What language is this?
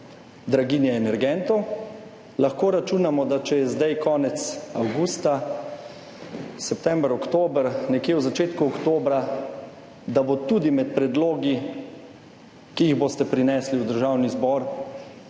Slovenian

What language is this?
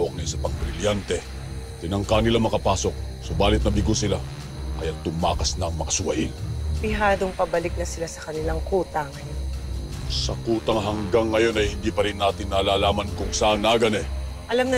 Filipino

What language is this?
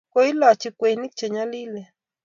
Kalenjin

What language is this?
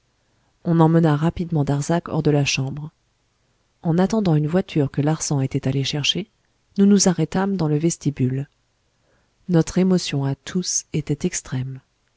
French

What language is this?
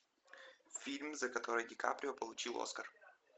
Russian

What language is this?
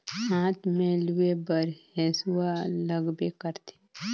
Chhattisgarhi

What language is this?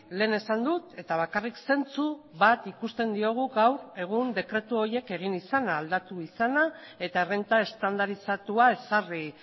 Basque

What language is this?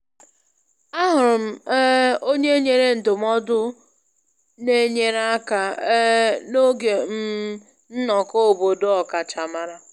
Igbo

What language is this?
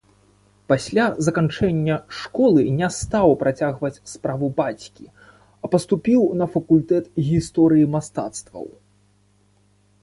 Belarusian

